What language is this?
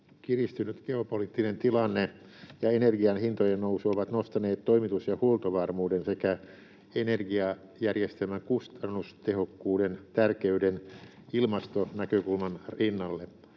Finnish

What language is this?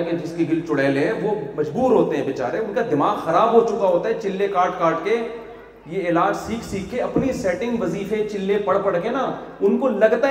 Urdu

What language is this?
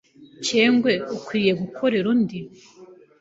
Kinyarwanda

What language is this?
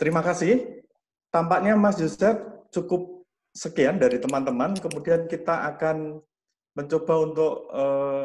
Indonesian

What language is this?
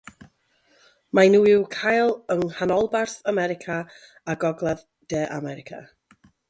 Welsh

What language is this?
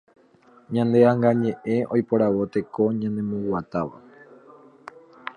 Guarani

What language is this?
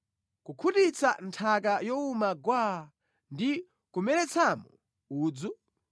Nyanja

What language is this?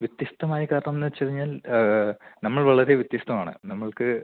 Malayalam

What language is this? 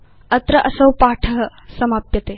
Sanskrit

